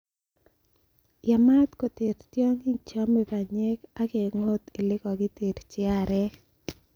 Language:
Kalenjin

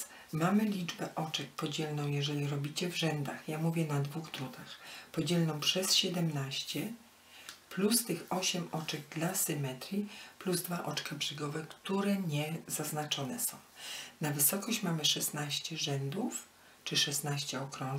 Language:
Polish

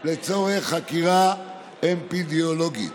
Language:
Hebrew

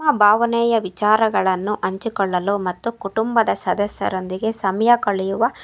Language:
Kannada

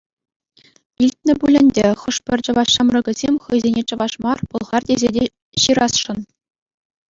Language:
Chuvash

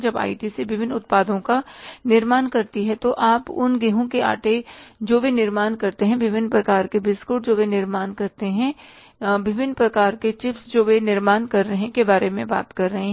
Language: Hindi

